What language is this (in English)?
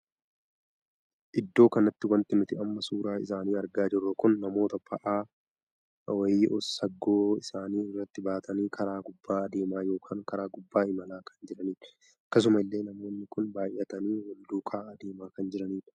Oromo